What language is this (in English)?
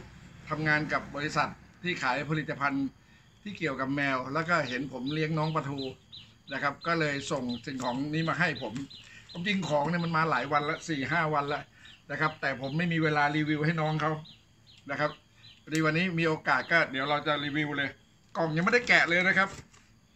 Thai